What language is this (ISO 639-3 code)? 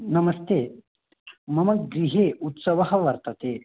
san